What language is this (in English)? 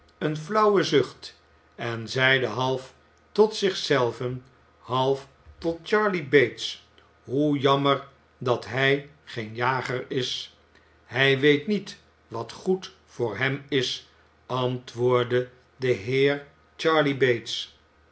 Dutch